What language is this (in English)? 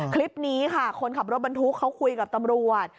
Thai